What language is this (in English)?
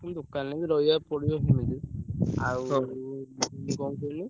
Odia